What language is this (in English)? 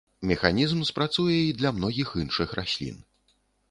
Belarusian